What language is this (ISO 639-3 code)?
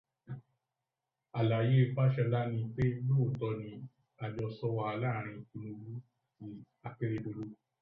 yor